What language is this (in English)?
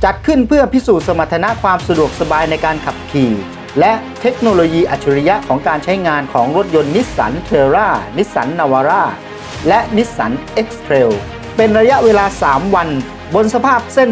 Thai